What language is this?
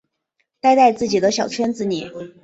Chinese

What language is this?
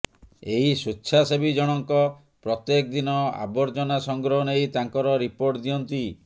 Odia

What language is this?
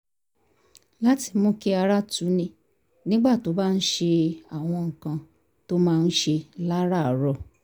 Yoruba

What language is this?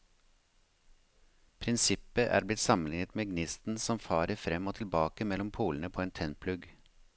Norwegian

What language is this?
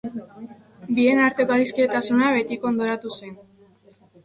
Basque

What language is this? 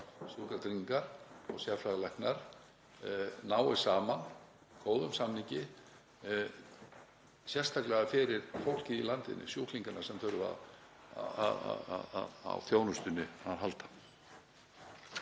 Icelandic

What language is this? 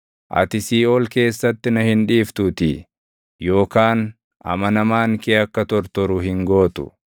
Oromo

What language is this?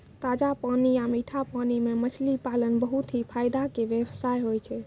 Maithili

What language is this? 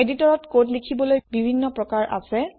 Assamese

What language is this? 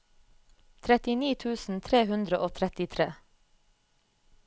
Norwegian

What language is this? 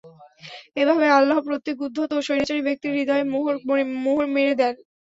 Bangla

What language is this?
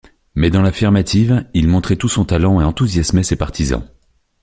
French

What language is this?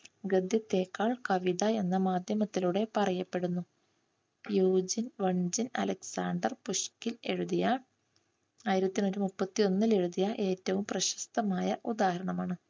Malayalam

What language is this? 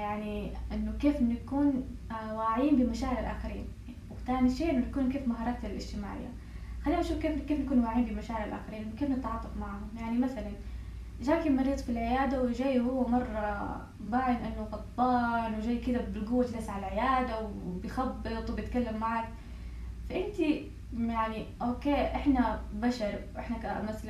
Arabic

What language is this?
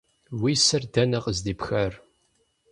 Kabardian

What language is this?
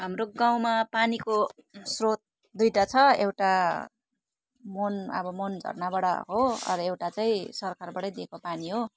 Nepali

